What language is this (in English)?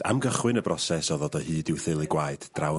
Welsh